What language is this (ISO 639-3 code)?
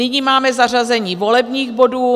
ces